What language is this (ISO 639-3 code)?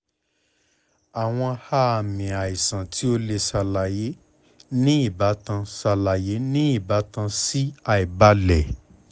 yor